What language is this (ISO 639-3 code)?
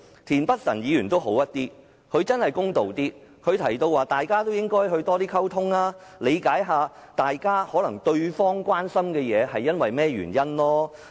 yue